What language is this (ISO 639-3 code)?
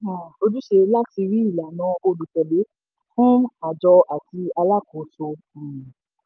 yor